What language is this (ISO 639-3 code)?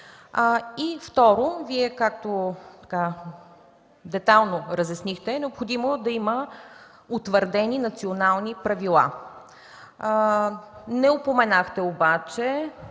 bul